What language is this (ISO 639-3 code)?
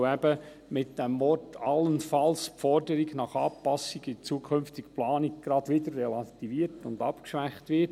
gsw